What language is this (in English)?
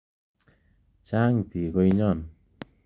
Kalenjin